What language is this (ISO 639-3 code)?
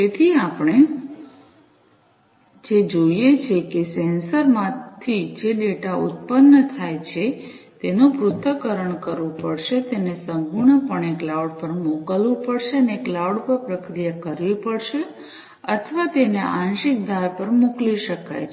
guj